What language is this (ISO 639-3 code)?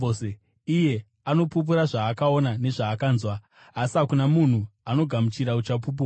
sna